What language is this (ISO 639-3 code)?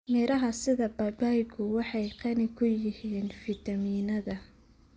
som